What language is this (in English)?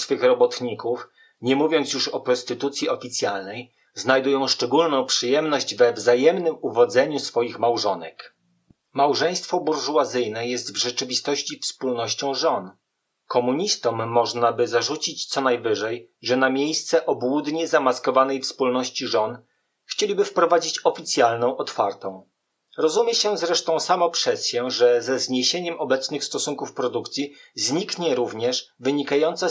Polish